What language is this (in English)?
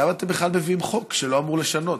Hebrew